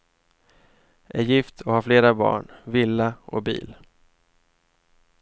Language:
Swedish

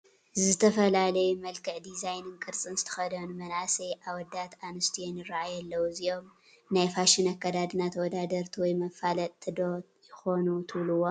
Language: Tigrinya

